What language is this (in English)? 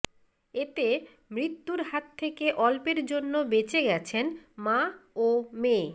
Bangla